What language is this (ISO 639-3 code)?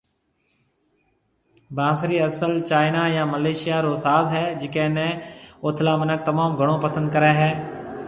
mve